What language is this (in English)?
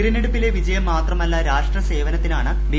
Malayalam